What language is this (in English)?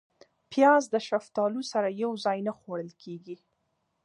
Pashto